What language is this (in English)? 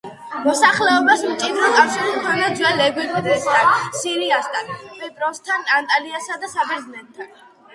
Georgian